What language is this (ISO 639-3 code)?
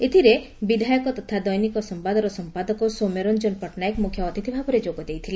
ori